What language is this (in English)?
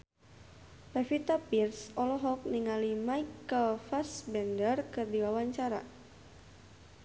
Sundanese